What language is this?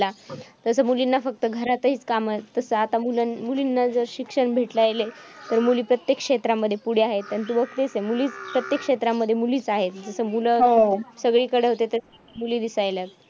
Marathi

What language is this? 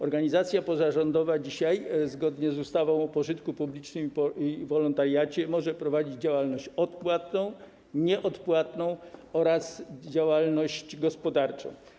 Polish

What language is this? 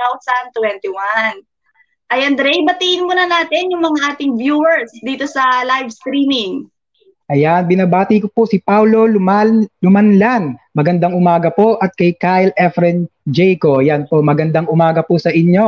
Filipino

